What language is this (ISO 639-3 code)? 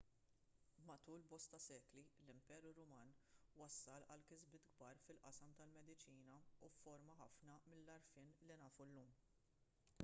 mlt